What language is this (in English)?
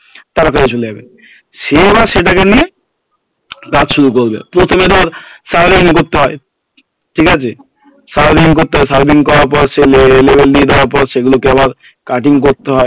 Bangla